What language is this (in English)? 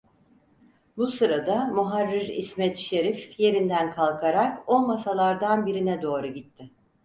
Turkish